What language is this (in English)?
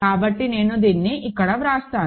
Telugu